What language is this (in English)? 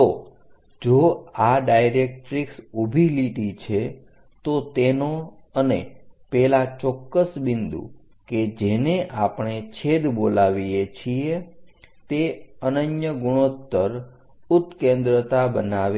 Gujarati